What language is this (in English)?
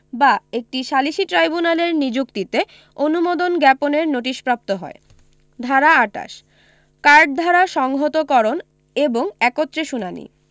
Bangla